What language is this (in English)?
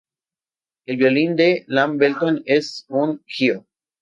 Spanish